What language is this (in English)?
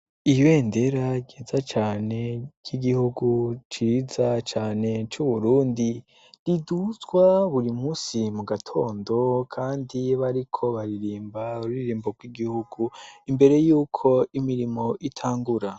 Rundi